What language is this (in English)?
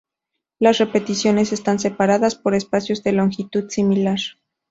Spanish